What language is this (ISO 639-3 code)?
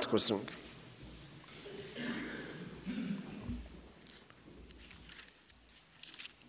hun